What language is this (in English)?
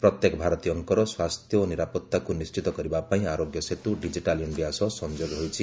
Odia